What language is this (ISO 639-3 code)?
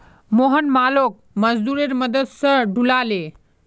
mag